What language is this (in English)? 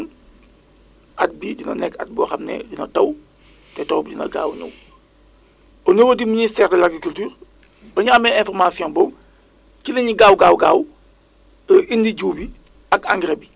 Wolof